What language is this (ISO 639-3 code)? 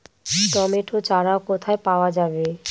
ben